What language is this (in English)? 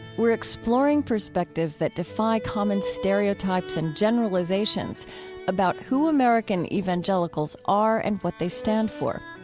English